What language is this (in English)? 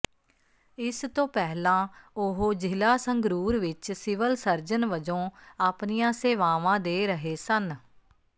Punjabi